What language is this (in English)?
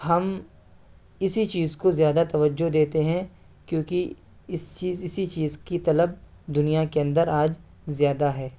Urdu